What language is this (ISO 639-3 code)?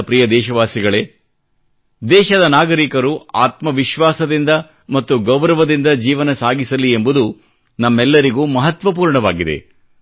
kan